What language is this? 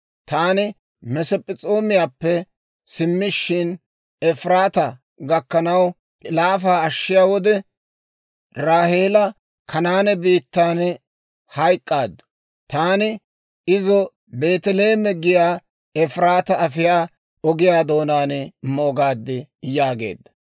Dawro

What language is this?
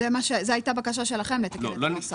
Hebrew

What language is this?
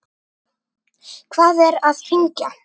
Icelandic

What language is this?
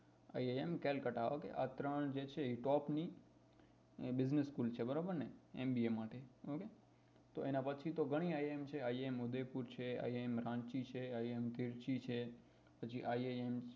Gujarati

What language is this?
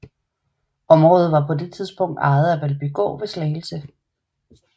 Danish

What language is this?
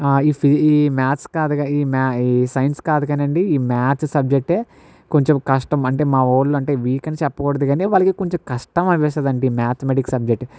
Telugu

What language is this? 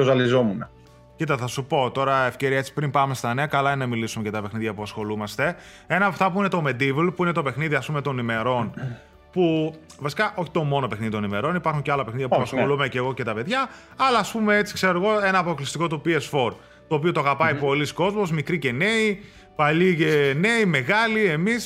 Greek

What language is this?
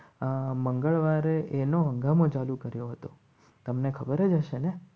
Gujarati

